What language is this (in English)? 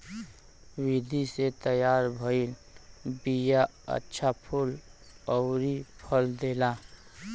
Bhojpuri